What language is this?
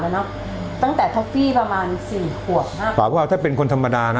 Thai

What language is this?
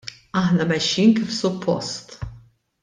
Maltese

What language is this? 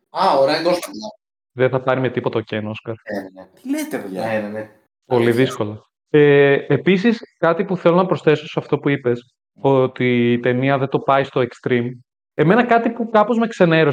Greek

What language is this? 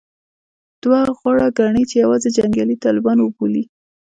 Pashto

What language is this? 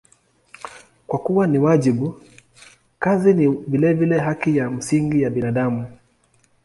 Swahili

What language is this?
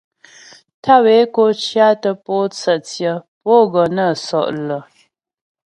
Ghomala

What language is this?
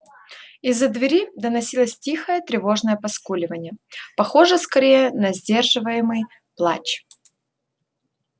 Russian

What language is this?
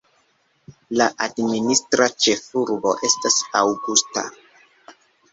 Esperanto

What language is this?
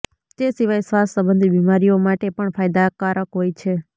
Gujarati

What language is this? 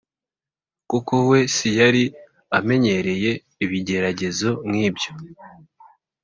Kinyarwanda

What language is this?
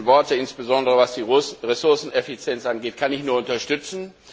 German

